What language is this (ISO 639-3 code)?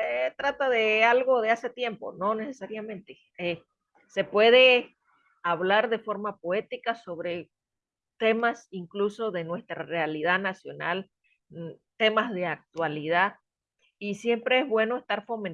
spa